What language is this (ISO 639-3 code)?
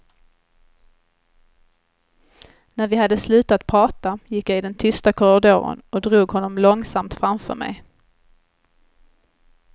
swe